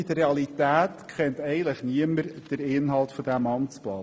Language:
Swiss German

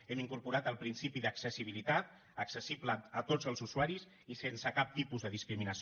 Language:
Catalan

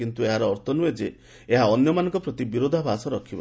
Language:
Odia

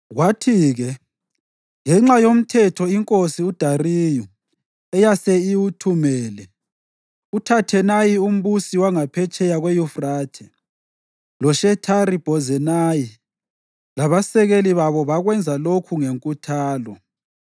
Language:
North Ndebele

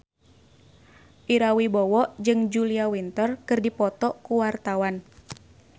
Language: Sundanese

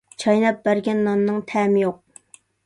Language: Uyghur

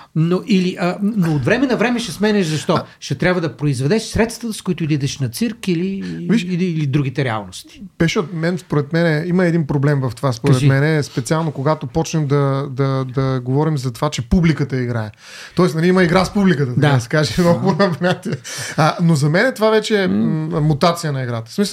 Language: Bulgarian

